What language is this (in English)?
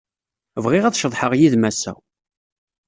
Kabyle